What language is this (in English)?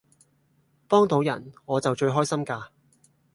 Cantonese